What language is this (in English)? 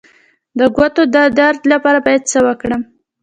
Pashto